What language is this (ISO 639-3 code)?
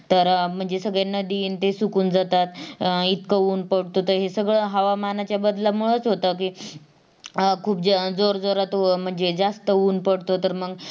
mar